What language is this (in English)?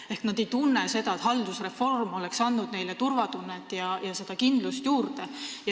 Estonian